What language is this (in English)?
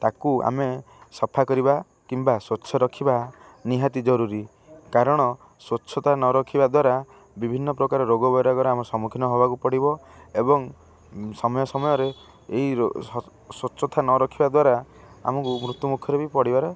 Odia